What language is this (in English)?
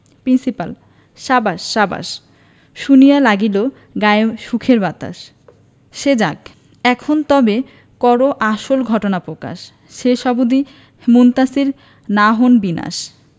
Bangla